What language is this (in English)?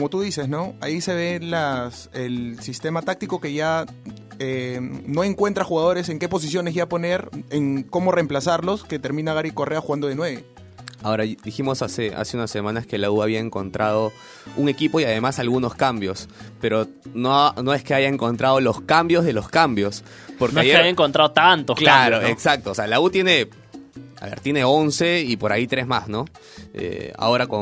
Spanish